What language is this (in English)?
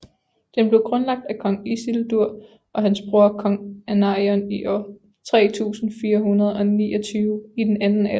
Danish